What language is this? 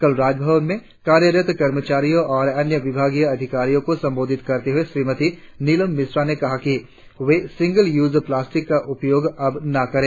Hindi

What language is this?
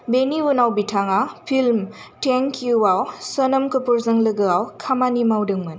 Bodo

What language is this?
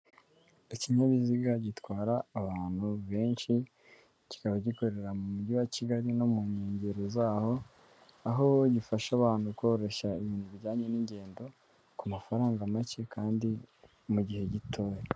Kinyarwanda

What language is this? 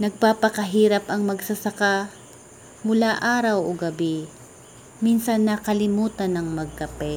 Filipino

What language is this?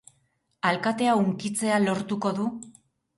Basque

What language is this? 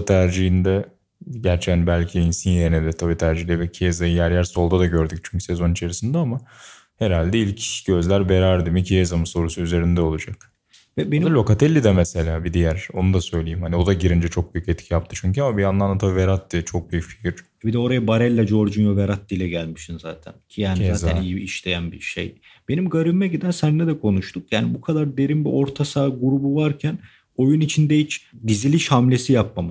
Turkish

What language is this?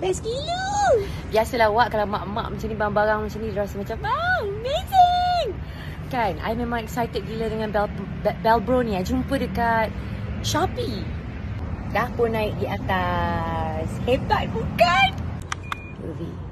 Malay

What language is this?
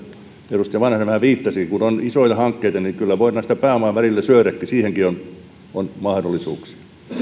Finnish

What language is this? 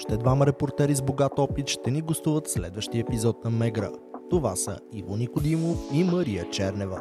Bulgarian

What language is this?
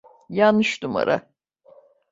Turkish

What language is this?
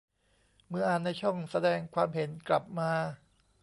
Thai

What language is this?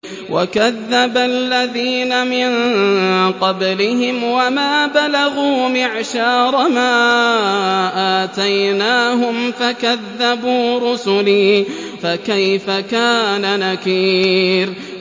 Arabic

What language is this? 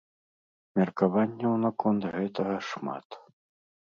Belarusian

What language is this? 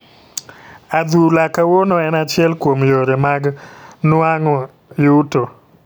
Luo (Kenya and Tanzania)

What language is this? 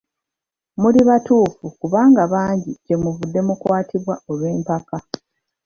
Ganda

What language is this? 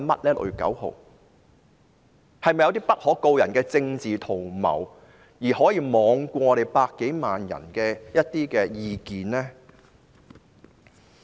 Cantonese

